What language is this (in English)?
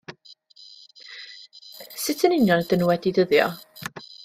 Welsh